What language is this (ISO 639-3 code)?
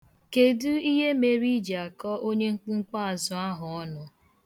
ibo